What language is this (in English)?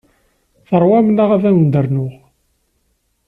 Kabyle